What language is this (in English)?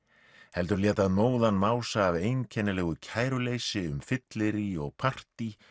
Icelandic